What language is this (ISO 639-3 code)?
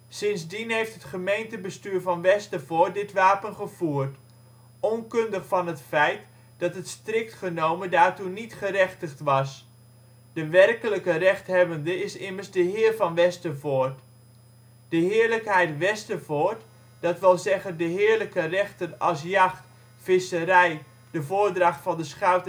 nld